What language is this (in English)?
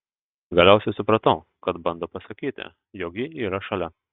Lithuanian